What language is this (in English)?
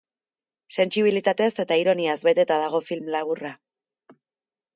Basque